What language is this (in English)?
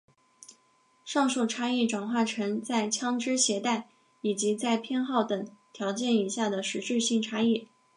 Chinese